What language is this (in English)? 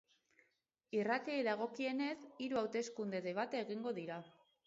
Basque